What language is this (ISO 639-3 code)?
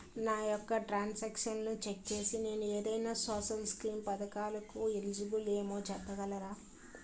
tel